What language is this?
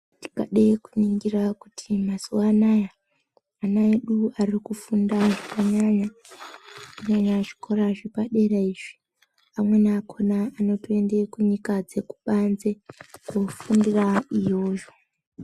Ndau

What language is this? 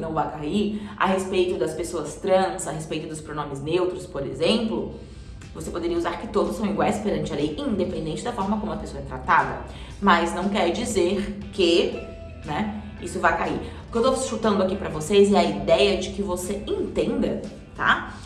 Portuguese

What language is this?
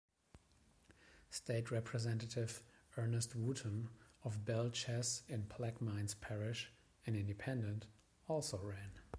English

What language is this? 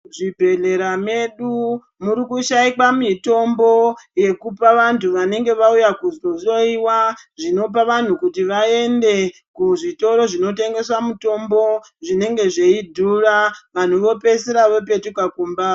Ndau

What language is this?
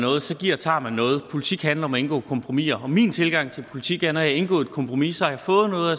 Danish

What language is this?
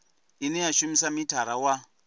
Venda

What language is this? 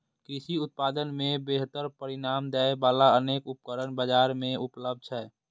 Maithili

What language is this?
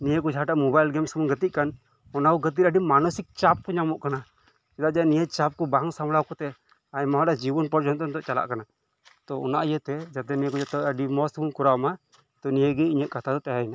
Santali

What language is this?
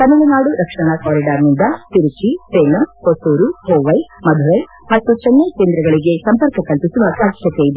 Kannada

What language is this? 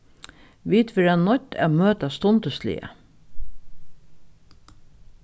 Faroese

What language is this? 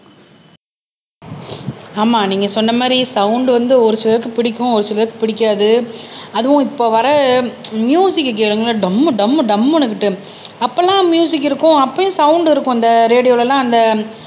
Tamil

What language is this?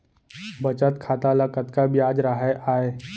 Chhattisgarhi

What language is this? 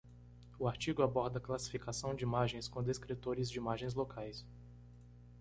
Portuguese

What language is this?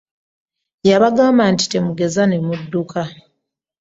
Ganda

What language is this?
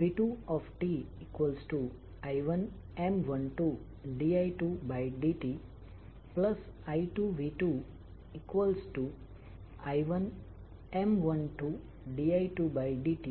Gujarati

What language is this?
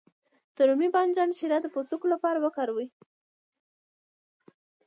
Pashto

